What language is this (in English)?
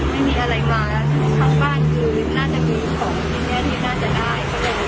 Thai